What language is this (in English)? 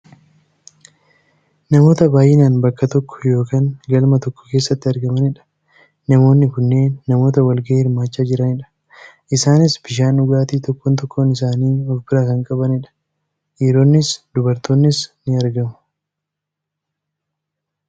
Oromo